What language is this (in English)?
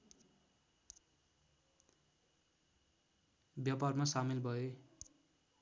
Nepali